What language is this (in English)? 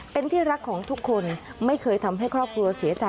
Thai